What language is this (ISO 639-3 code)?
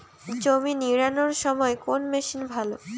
ben